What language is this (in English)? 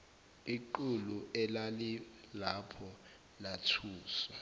Zulu